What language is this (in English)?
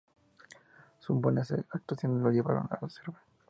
Spanish